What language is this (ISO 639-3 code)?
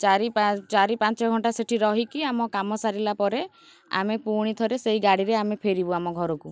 ori